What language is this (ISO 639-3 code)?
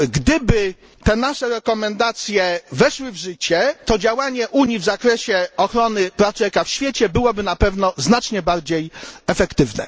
pol